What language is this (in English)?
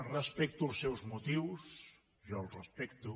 Catalan